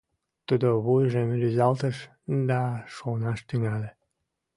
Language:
Mari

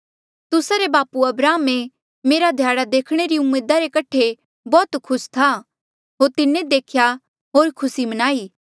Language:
Mandeali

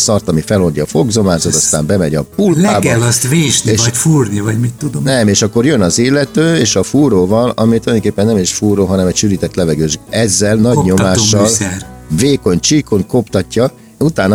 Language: Hungarian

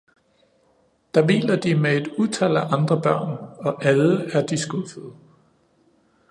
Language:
Danish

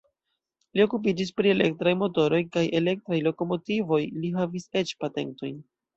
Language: Esperanto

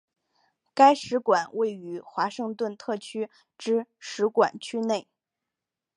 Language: Chinese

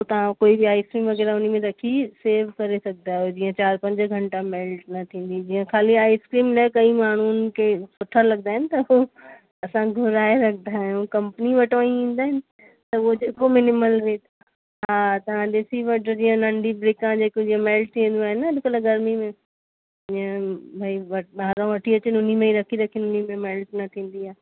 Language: Sindhi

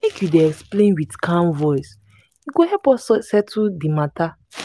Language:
Nigerian Pidgin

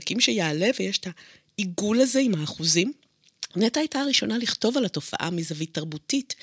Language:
Hebrew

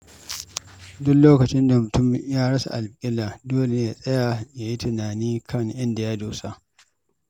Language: Hausa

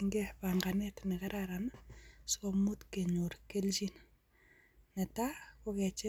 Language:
Kalenjin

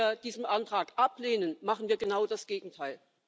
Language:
German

